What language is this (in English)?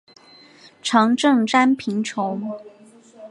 Chinese